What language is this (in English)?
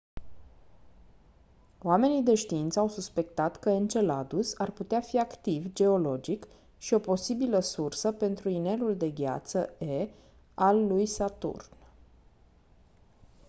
Romanian